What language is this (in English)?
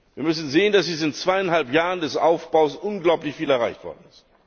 German